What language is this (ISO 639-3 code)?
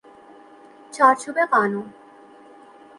fas